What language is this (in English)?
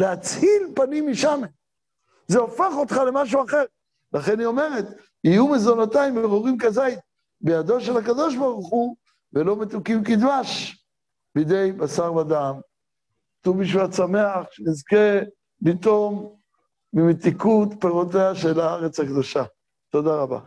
Hebrew